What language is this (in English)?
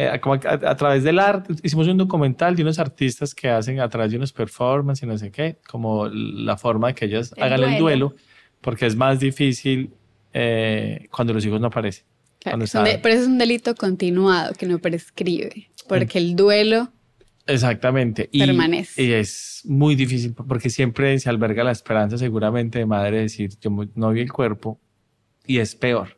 Spanish